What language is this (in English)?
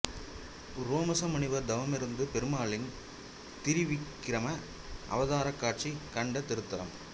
Tamil